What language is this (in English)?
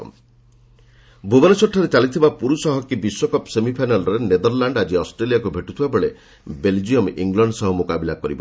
Odia